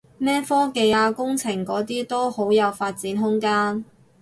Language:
Cantonese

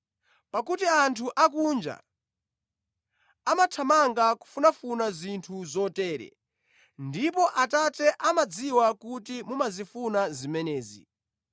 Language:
Nyanja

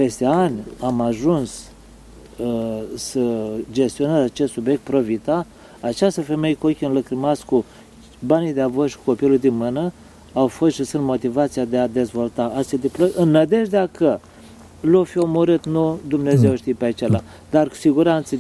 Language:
Romanian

